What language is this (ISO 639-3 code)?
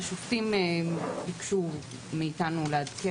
heb